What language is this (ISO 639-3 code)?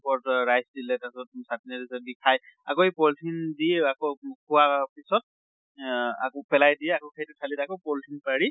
asm